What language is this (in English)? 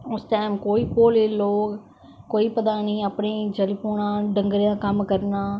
Dogri